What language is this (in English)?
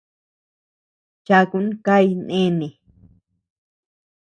Tepeuxila Cuicatec